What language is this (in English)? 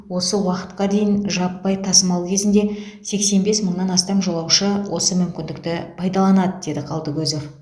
Kazakh